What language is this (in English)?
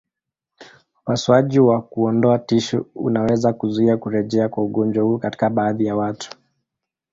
Swahili